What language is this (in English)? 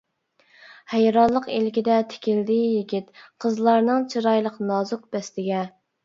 Uyghur